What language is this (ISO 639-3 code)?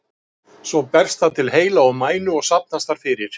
isl